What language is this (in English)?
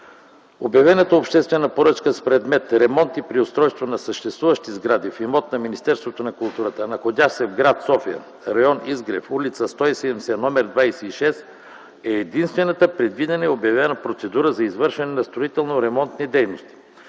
Bulgarian